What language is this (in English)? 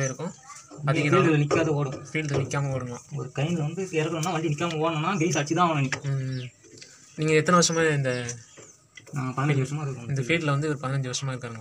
Romanian